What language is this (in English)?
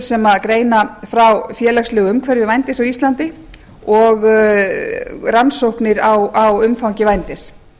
Icelandic